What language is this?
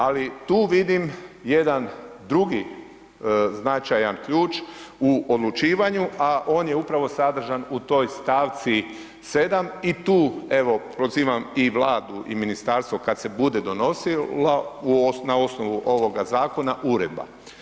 Croatian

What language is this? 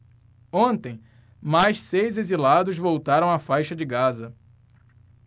Portuguese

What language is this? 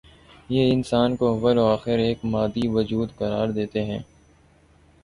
Urdu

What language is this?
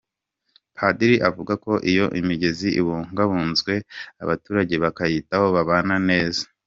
Kinyarwanda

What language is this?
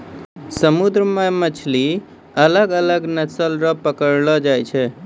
Maithili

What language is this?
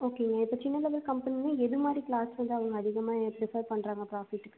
Tamil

